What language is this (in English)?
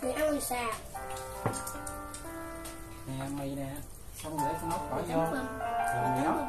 Vietnamese